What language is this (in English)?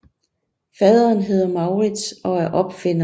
Danish